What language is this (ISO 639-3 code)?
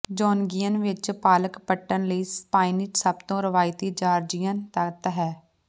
pan